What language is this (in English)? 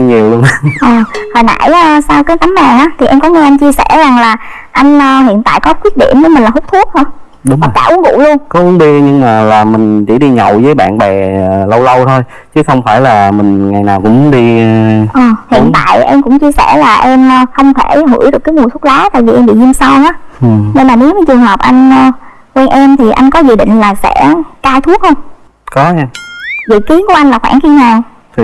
Vietnamese